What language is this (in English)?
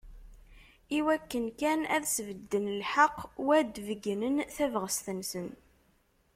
Kabyle